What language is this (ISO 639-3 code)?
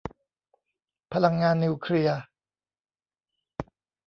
tha